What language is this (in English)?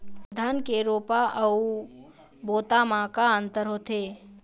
Chhattisgarhi